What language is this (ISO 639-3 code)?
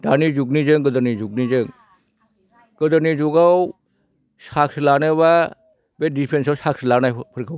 brx